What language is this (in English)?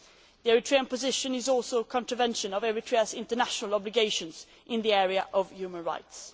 English